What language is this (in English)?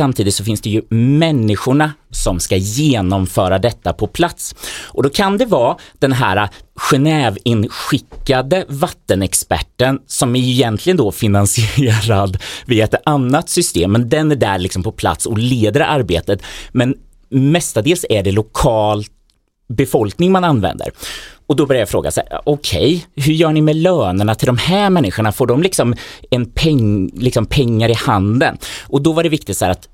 Swedish